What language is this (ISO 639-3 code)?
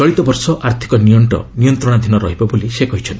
ori